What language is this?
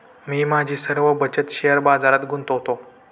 Marathi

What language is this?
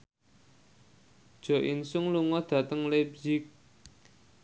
Javanese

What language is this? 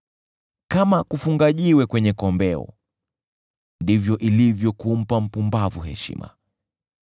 Swahili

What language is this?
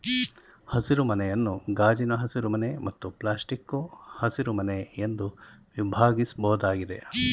Kannada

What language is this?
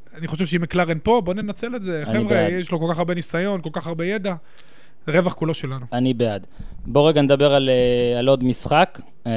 Hebrew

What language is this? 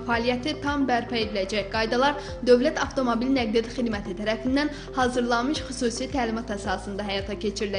Turkish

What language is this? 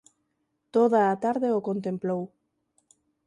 Galician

